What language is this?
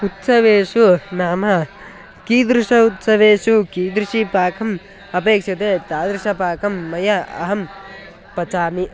Sanskrit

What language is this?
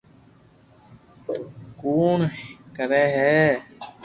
Loarki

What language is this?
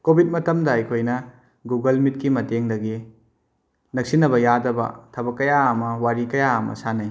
Manipuri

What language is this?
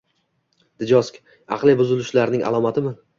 Uzbek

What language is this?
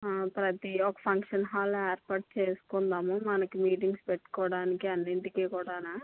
Telugu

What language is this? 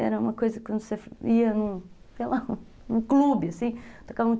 Portuguese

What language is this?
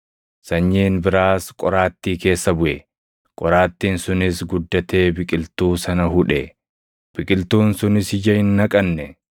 Oromo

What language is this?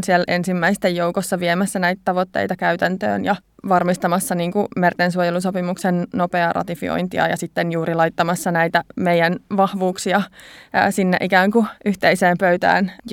Finnish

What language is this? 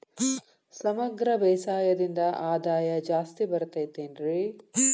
Kannada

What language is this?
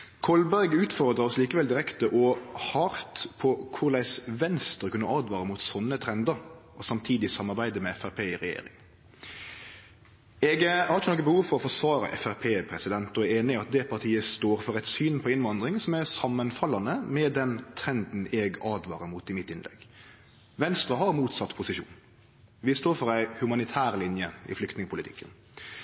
Norwegian Nynorsk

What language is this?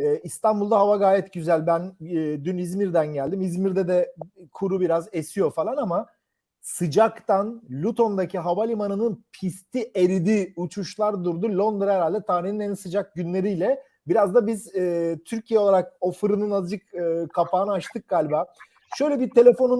Turkish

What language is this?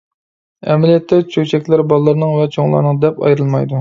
Uyghur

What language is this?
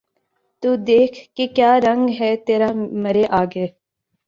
Urdu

